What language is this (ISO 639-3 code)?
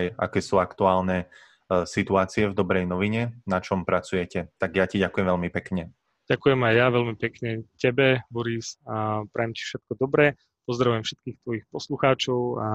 slk